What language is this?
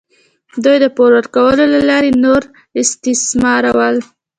Pashto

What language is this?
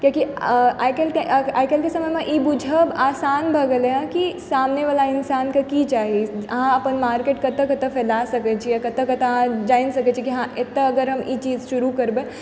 Maithili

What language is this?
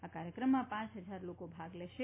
Gujarati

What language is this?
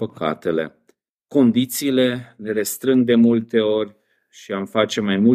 Romanian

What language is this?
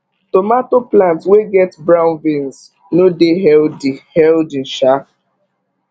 Nigerian Pidgin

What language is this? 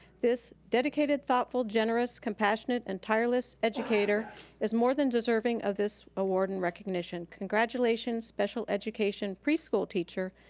English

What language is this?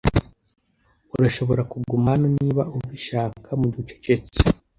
Kinyarwanda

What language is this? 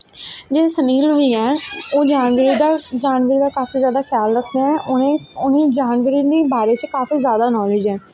Dogri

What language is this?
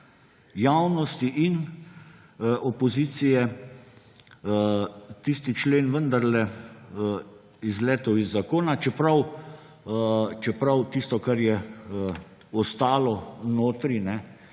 Slovenian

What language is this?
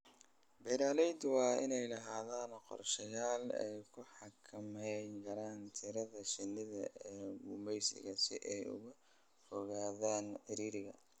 Somali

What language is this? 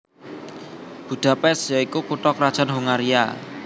Javanese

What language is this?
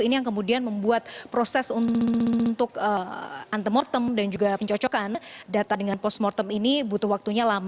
Indonesian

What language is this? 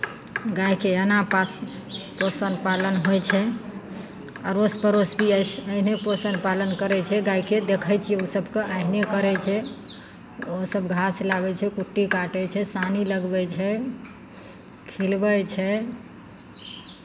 Maithili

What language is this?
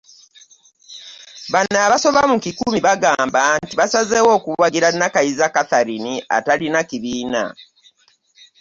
Ganda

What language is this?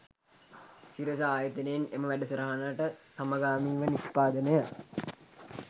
Sinhala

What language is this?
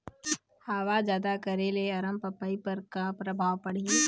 Chhattisgarhi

